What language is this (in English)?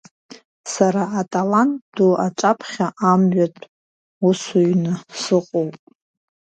Abkhazian